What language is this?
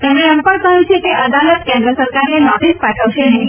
Gujarati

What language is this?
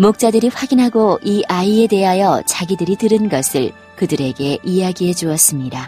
Korean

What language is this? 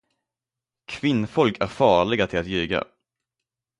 Swedish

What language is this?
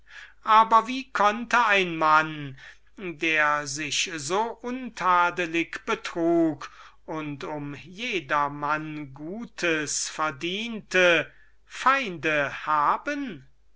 German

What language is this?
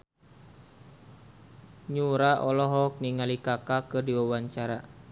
Sundanese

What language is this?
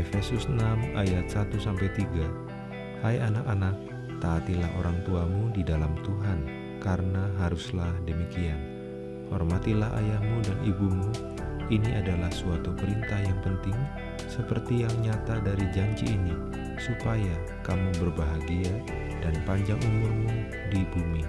Indonesian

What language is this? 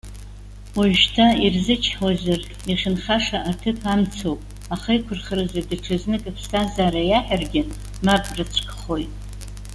Abkhazian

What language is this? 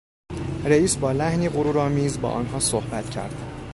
Persian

